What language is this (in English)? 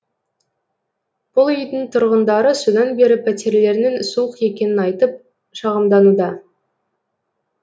Kazakh